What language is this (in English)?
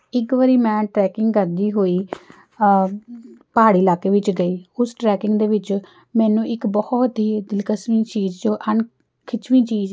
Punjabi